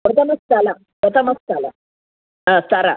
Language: Sanskrit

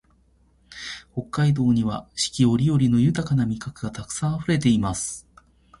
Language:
Japanese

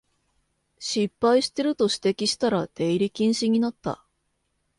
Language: Japanese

